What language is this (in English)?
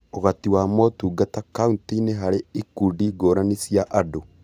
Kikuyu